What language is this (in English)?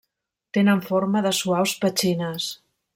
Catalan